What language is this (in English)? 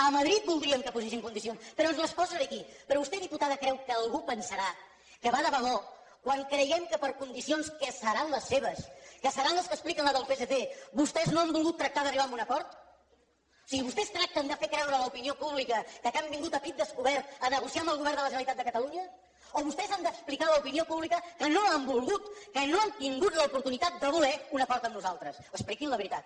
Catalan